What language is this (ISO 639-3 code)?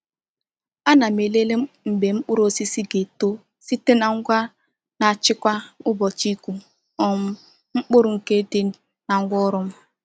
ibo